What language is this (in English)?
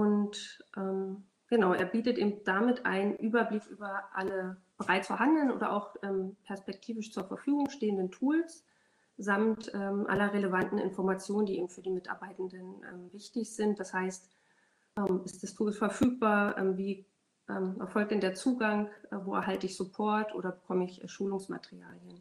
German